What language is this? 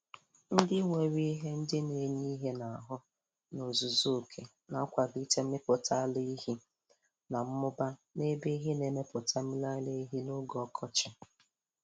Igbo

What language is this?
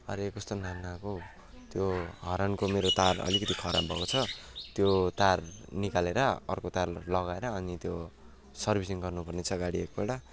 Nepali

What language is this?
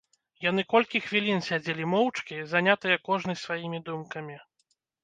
Belarusian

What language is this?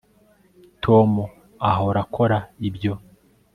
Kinyarwanda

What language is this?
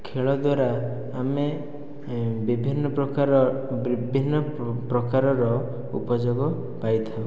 Odia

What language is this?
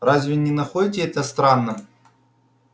Russian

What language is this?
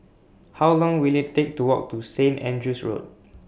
English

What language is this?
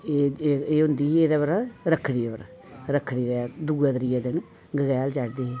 Dogri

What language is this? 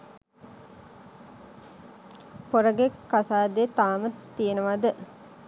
Sinhala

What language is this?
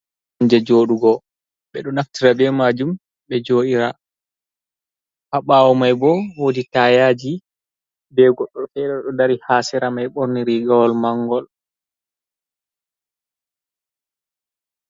Fula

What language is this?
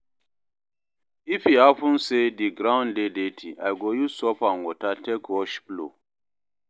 Nigerian Pidgin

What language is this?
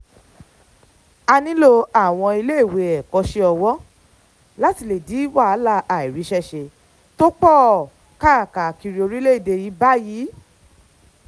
Yoruba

